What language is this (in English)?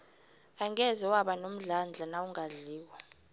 South Ndebele